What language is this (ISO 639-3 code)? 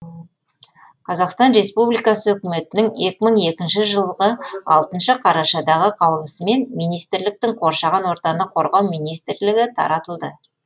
kaz